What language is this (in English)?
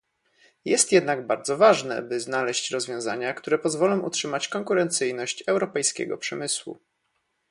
Polish